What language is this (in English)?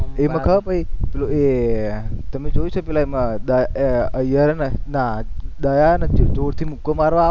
Gujarati